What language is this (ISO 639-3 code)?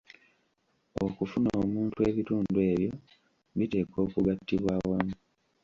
lug